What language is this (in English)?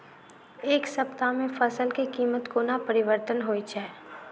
Maithili